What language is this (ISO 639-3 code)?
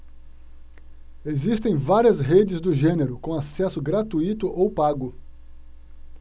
por